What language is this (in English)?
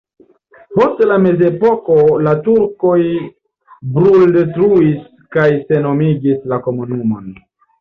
Esperanto